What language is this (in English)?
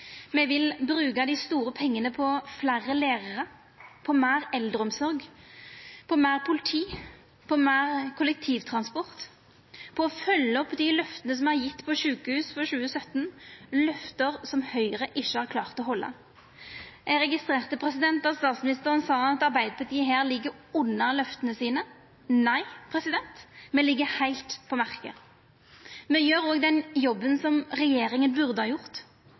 Norwegian Nynorsk